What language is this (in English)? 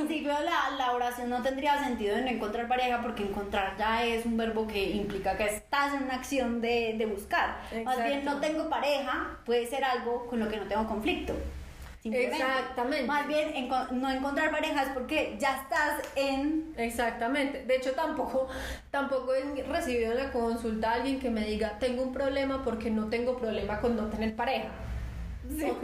Spanish